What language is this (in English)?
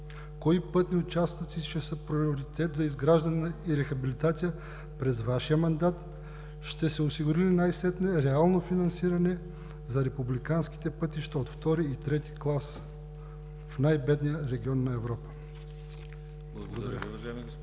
Bulgarian